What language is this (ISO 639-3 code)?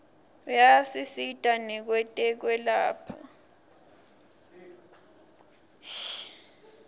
ssw